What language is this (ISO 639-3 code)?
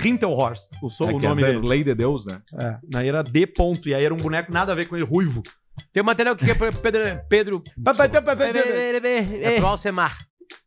por